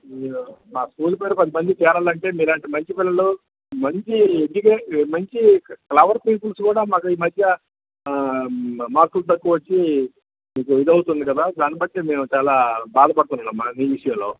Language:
Telugu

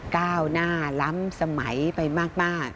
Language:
Thai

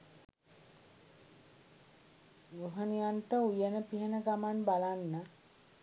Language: Sinhala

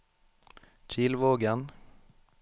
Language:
Norwegian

